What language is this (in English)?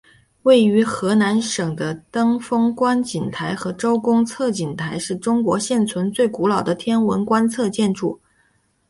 Chinese